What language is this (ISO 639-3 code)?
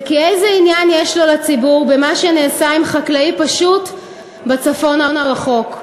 heb